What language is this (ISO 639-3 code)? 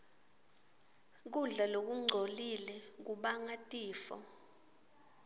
ssw